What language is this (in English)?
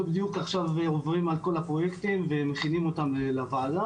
Hebrew